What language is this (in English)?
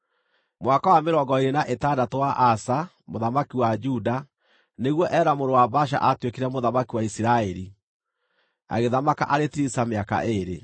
Kikuyu